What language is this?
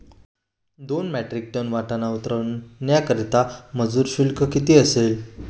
Marathi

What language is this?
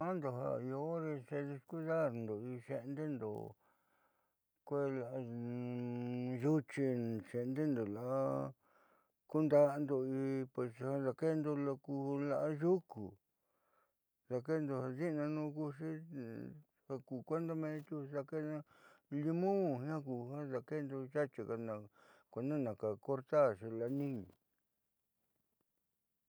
Southeastern Nochixtlán Mixtec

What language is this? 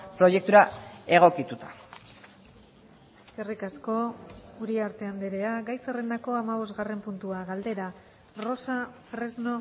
Basque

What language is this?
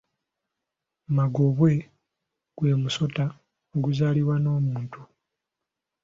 Ganda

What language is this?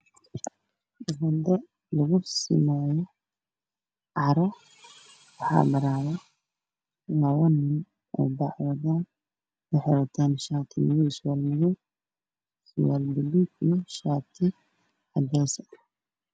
Somali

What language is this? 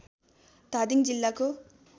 Nepali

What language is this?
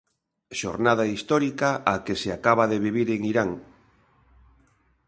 Galician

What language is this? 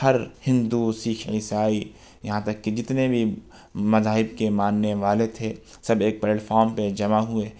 Urdu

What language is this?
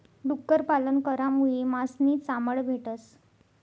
Marathi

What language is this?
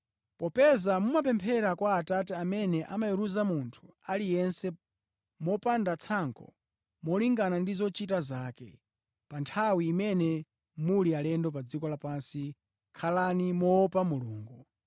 Nyanja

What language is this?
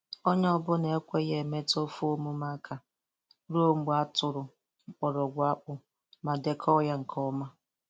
Igbo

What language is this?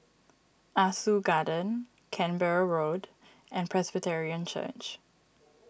English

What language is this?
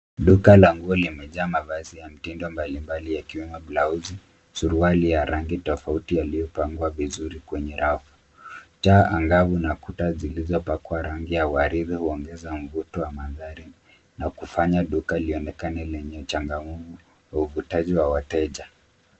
Swahili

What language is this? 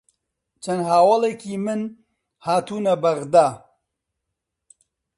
Central Kurdish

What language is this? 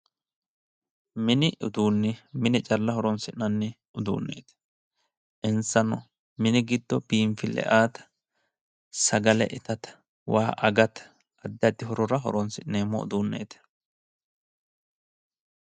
Sidamo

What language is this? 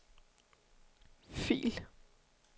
Danish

